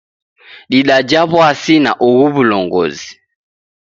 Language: Taita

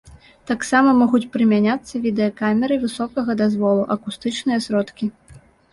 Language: Belarusian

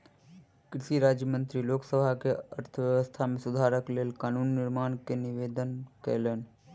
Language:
Maithili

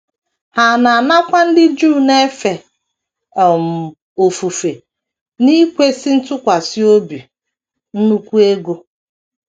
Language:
Igbo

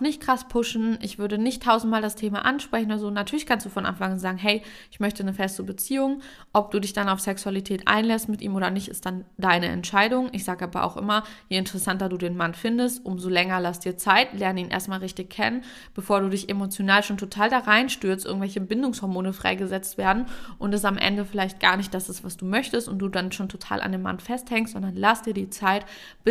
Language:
German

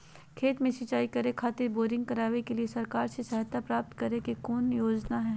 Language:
Magahi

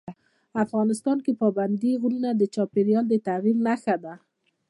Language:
Pashto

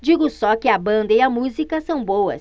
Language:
Portuguese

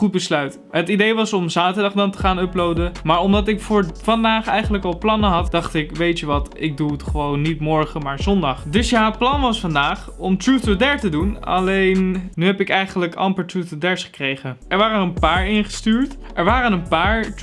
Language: Dutch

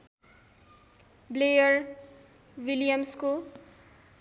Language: Nepali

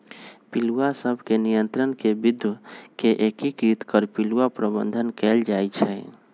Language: Magahi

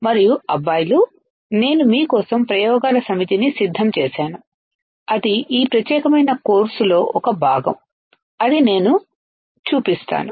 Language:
Telugu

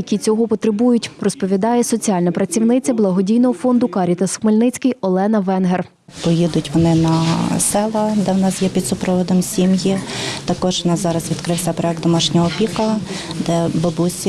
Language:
Ukrainian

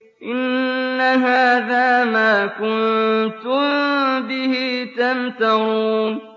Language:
Arabic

